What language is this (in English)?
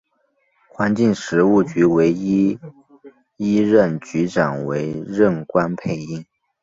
Chinese